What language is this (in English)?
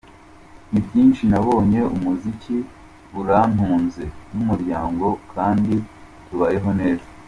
Kinyarwanda